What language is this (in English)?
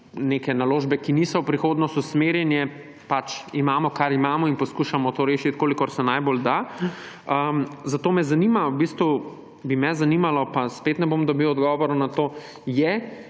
Slovenian